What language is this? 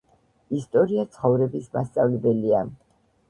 Georgian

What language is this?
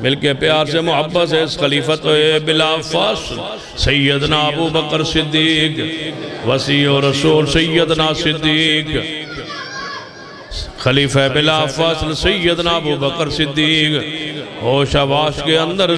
Arabic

